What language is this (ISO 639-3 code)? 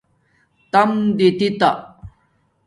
dmk